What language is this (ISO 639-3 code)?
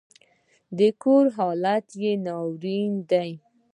pus